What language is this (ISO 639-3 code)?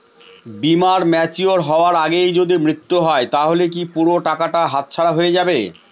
ben